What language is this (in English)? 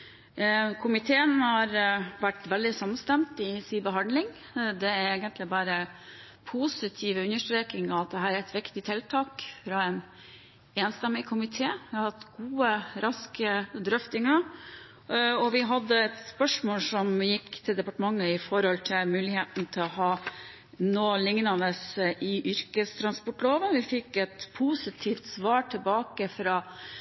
Norwegian Bokmål